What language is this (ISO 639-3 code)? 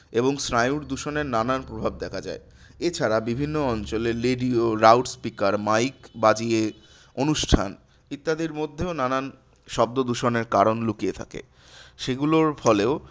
ben